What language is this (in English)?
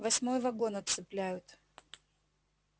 Russian